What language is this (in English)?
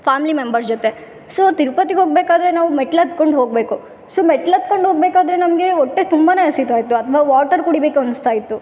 Kannada